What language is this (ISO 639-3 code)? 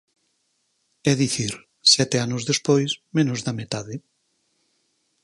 glg